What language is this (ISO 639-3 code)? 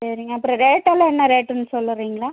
tam